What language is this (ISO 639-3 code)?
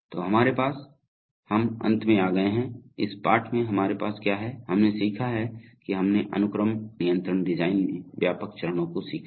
hin